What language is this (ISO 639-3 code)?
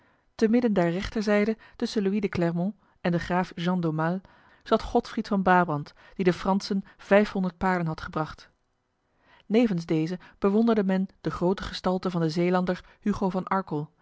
nld